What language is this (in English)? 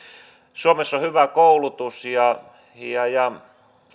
Finnish